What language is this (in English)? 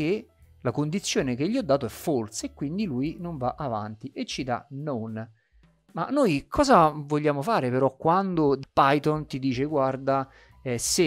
Italian